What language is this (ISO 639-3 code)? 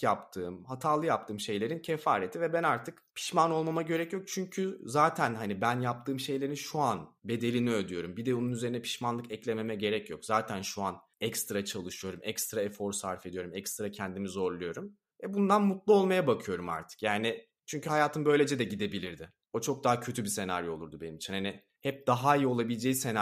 tur